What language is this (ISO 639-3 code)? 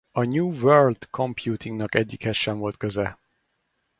hun